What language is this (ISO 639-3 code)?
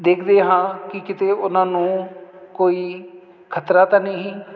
pan